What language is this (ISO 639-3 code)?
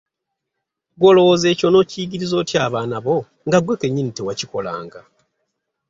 lug